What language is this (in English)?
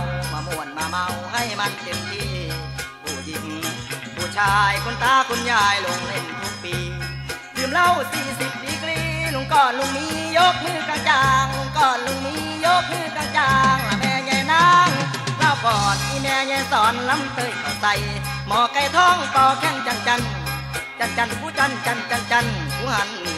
Thai